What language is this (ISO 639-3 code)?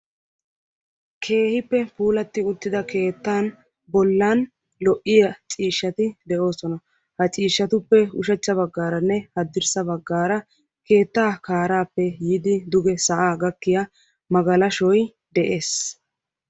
wal